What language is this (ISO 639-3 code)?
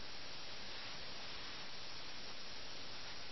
mal